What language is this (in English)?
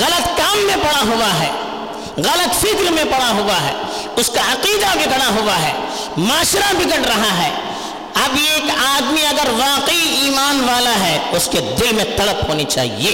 Urdu